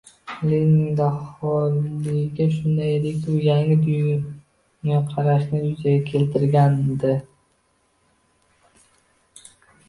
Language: Uzbek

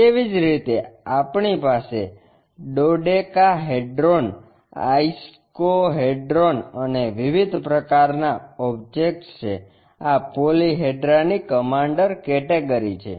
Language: Gujarati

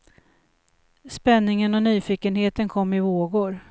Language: Swedish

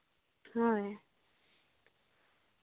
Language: Santali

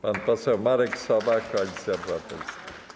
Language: Polish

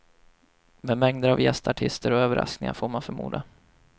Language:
Swedish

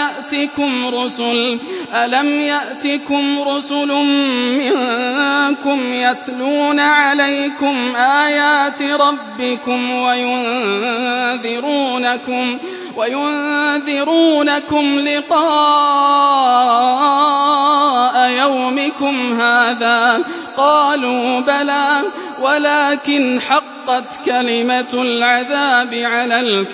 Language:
Arabic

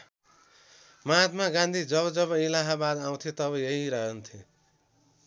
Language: Nepali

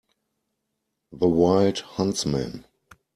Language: English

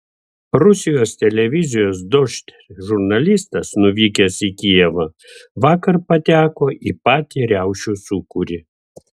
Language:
Lithuanian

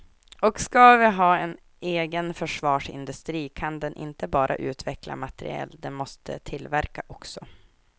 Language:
Swedish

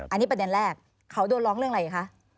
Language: Thai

